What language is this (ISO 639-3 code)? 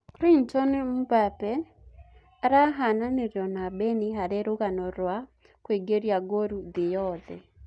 kik